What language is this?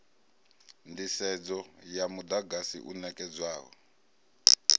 Venda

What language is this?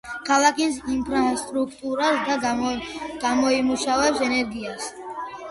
Georgian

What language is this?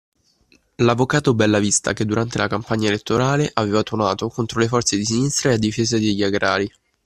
Italian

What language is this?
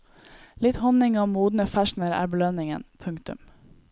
Norwegian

